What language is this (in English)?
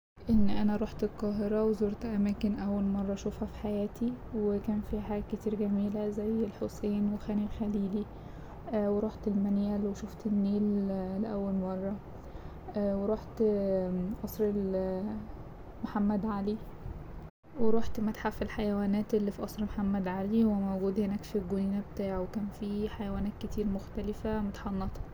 Egyptian Arabic